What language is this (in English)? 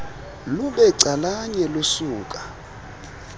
Xhosa